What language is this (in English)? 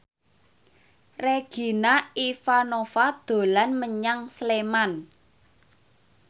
Javanese